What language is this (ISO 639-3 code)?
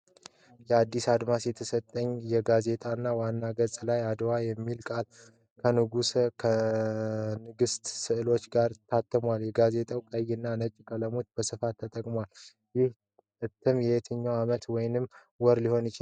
amh